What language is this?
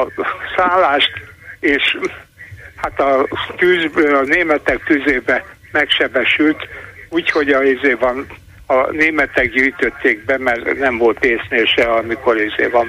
Hungarian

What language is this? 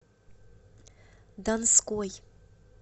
Russian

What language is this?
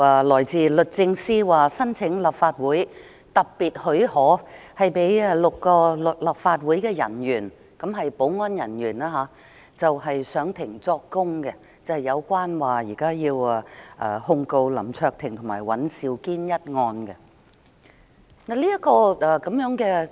Cantonese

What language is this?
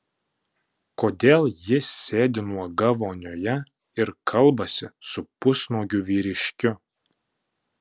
Lithuanian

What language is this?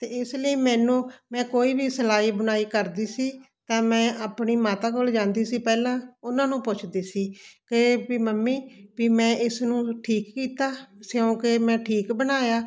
Punjabi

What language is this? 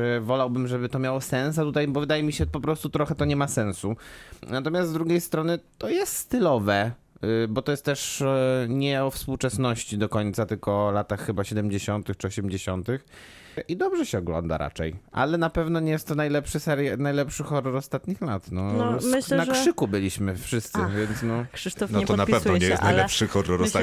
Polish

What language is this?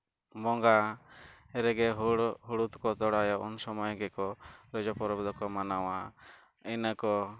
Santali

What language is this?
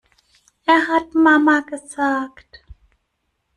German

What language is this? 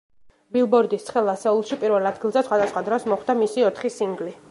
Georgian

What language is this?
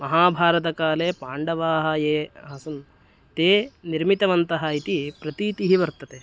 Sanskrit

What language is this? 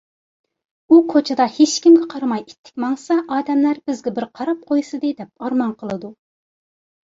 Uyghur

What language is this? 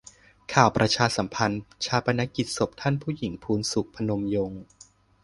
Thai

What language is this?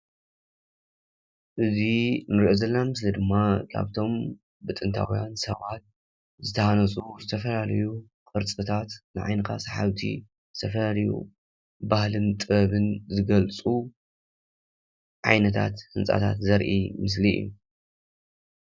Tigrinya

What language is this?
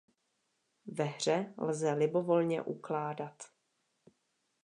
Czech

